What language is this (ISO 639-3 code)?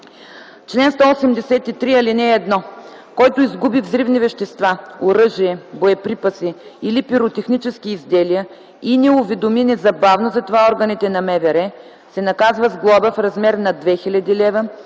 bul